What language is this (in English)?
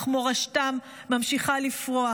Hebrew